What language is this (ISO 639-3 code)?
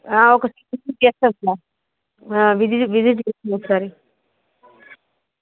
tel